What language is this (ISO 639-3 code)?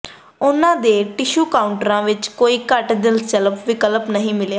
pan